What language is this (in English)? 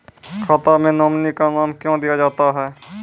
Maithili